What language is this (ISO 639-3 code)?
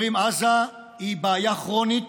heb